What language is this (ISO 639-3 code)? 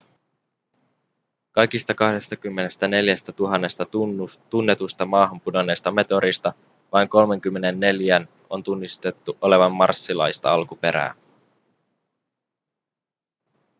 fin